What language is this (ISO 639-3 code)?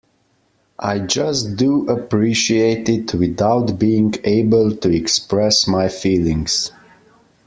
eng